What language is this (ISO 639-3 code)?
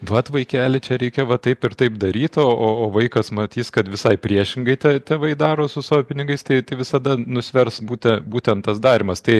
lit